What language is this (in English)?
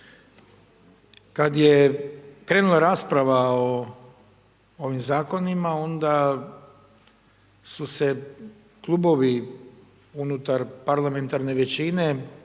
Croatian